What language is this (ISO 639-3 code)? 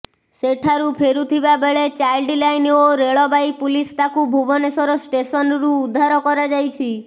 ori